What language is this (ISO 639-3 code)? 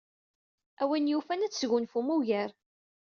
kab